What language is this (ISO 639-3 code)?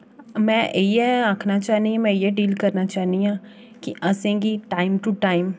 doi